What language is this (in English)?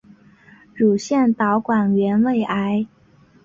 Chinese